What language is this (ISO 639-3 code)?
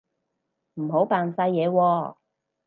yue